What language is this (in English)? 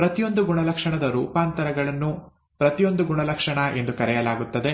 Kannada